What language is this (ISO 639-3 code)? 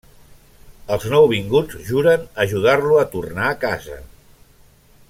cat